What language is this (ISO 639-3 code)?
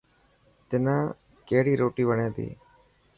mki